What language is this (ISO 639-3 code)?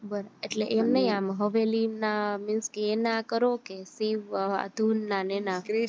guj